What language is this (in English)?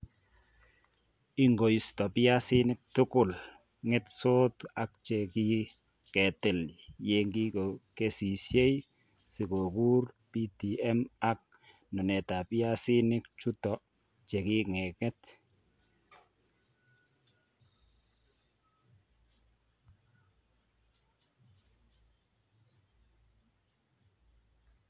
Kalenjin